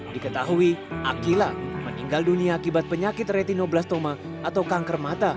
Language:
Indonesian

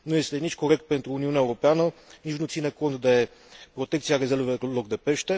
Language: Romanian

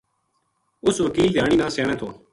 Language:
Gujari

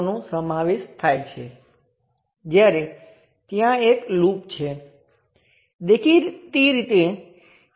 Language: Gujarati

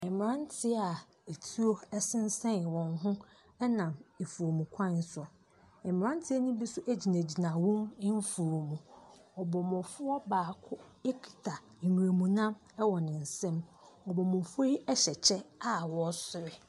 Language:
Akan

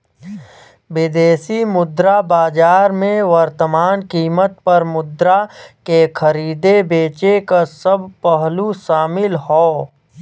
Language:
Bhojpuri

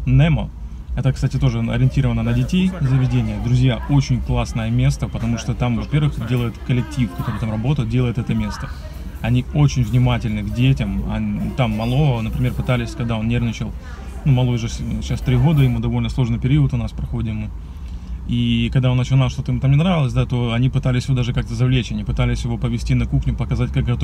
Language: Russian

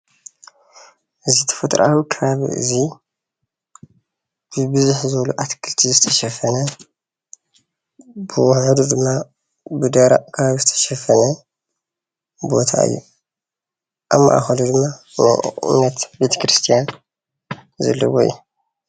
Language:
Tigrinya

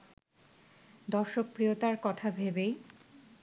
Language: Bangla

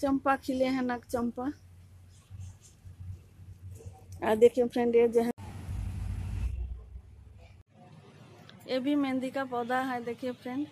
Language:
Hindi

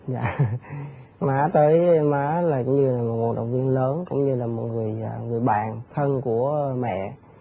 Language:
Vietnamese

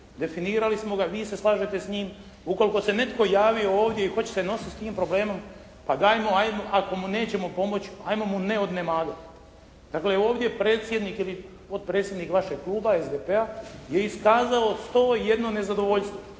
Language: Croatian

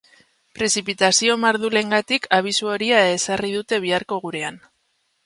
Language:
Basque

